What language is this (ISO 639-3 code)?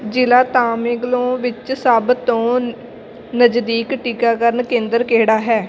pan